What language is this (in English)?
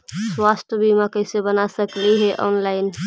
Magahi